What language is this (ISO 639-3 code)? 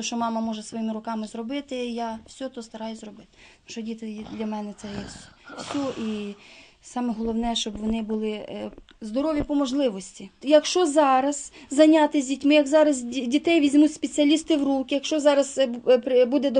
ukr